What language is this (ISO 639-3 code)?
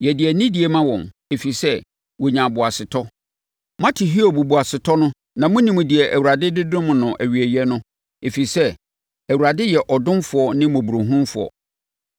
aka